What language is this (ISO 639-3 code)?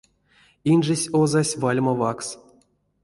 myv